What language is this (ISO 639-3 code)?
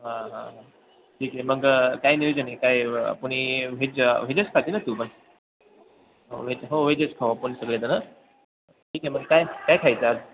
mar